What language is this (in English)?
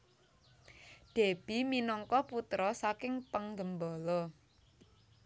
Javanese